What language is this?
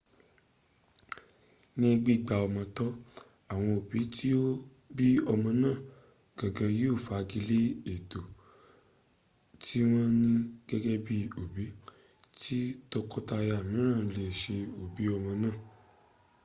Yoruba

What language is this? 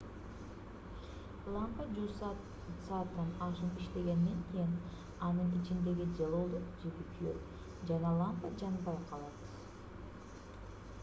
Kyrgyz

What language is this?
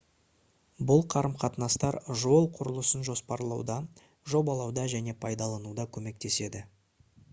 Kazakh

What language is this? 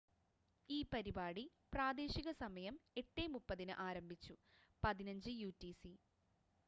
Malayalam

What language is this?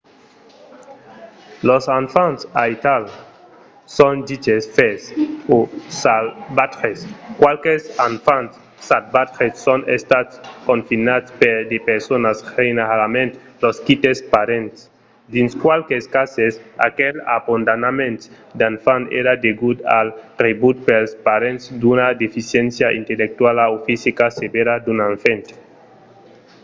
Occitan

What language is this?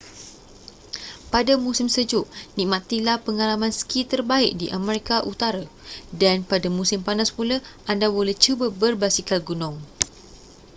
Malay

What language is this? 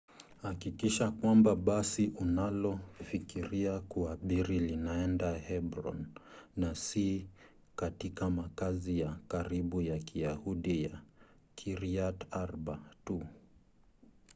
Swahili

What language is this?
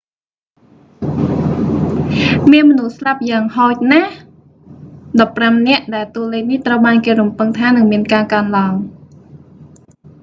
Khmer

